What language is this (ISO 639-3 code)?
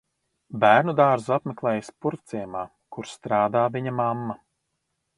lav